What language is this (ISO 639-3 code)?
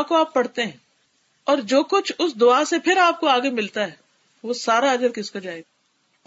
urd